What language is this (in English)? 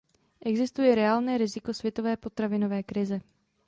Czech